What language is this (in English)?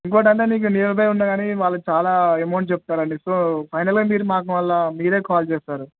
Telugu